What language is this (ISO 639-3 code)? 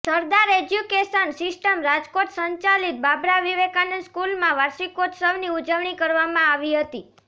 guj